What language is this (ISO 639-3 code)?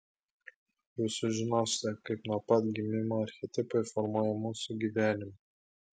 lit